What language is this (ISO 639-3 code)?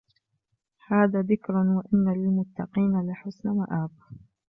ara